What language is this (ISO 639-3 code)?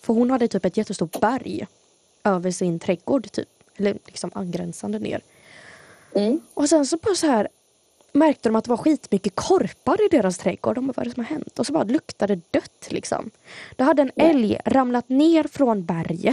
swe